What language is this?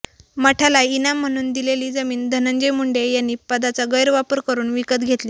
Marathi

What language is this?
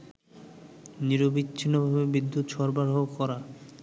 Bangla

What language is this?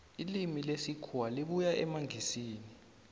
South Ndebele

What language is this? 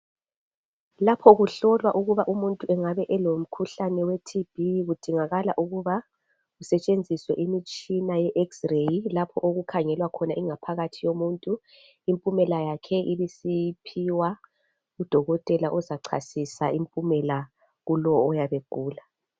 North Ndebele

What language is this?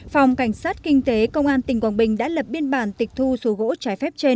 Vietnamese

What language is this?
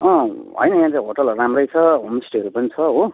Nepali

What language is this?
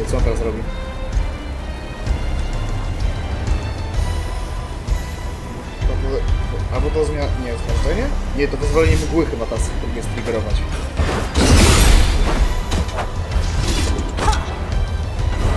Polish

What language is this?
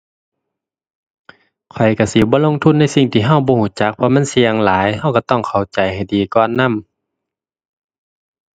Thai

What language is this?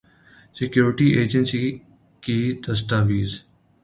Urdu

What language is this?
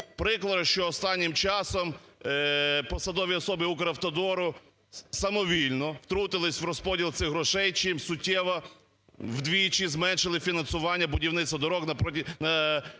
Ukrainian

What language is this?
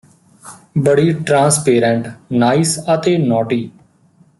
Punjabi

